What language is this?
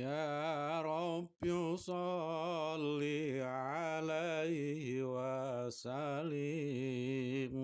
Indonesian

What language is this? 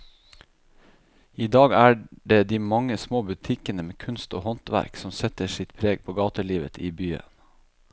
Norwegian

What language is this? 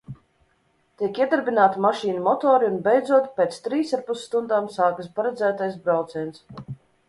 Latvian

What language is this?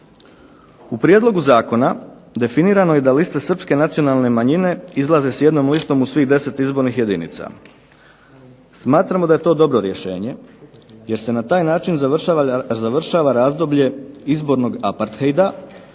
Croatian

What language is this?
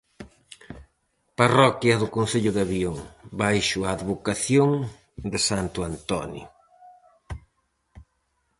Galician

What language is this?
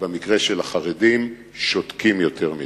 Hebrew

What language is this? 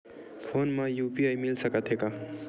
Chhattisgarhi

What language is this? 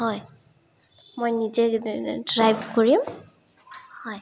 Assamese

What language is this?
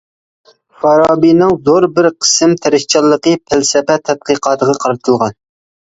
Uyghur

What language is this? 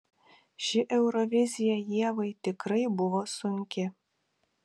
Lithuanian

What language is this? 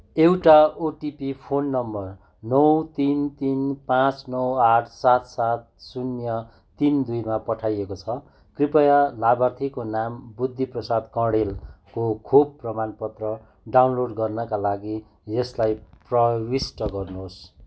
Nepali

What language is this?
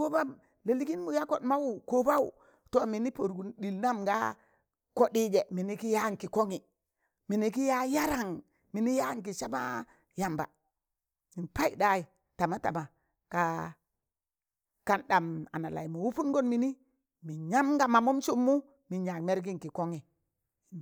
Tangale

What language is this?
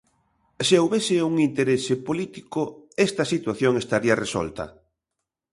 Galician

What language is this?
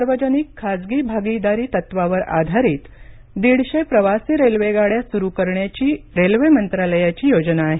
Marathi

